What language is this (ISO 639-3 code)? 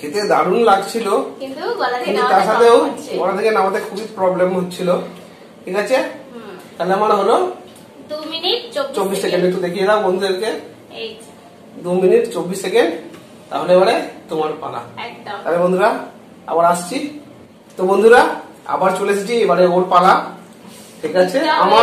hin